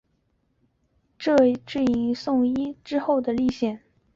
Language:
Chinese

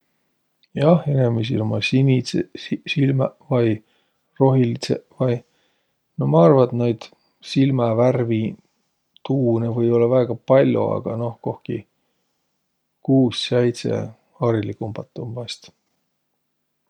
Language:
Võro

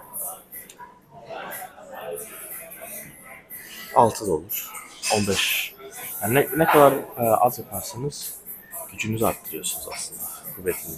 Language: Turkish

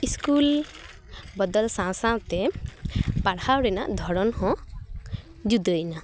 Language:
Santali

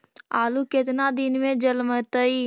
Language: Magahi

